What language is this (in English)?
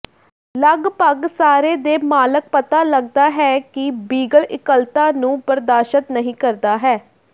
Punjabi